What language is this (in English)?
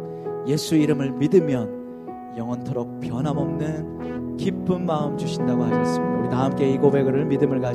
Korean